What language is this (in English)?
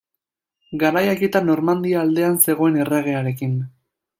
Basque